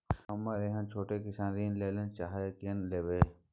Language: Maithili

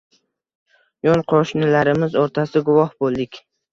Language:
Uzbek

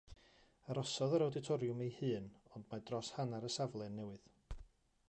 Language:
Welsh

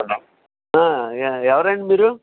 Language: Telugu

